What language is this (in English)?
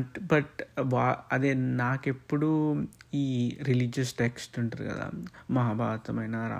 Telugu